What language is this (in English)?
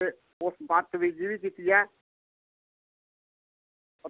Dogri